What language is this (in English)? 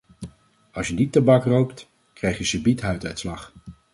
Dutch